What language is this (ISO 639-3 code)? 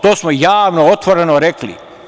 srp